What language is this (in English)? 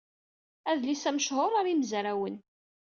Kabyle